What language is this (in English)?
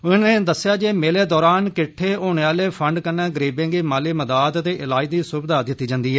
Dogri